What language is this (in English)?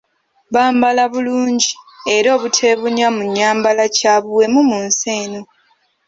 Ganda